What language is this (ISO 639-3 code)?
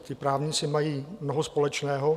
ces